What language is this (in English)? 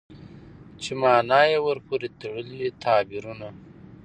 Pashto